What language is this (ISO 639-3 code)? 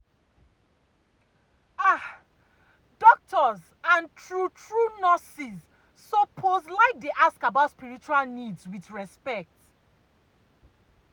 pcm